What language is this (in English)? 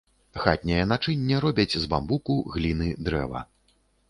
Belarusian